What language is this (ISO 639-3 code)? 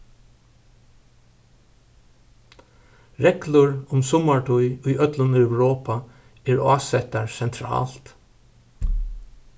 fao